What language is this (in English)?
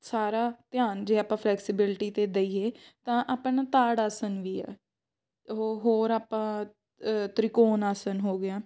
Punjabi